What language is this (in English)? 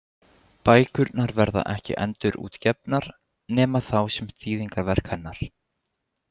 Icelandic